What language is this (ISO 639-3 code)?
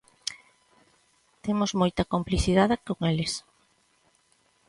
glg